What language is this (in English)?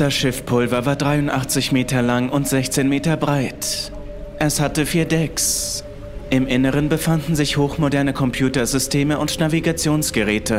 German